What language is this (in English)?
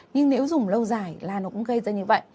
Vietnamese